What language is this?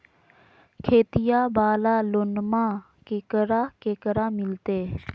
Magahi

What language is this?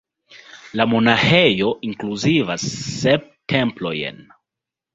Esperanto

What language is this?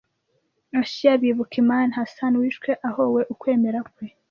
Kinyarwanda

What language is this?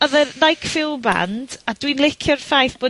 Welsh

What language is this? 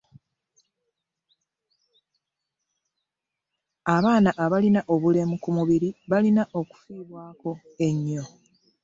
Ganda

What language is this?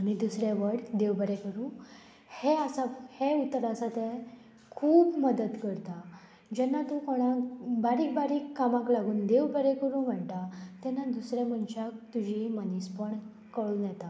Konkani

